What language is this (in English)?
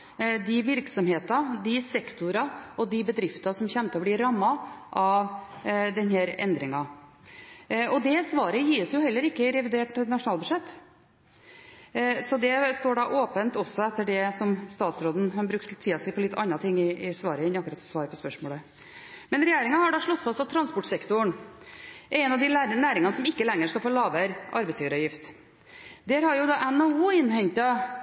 Norwegian Bokmål